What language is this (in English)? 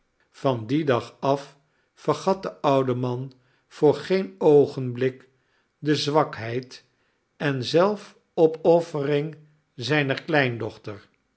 Dutch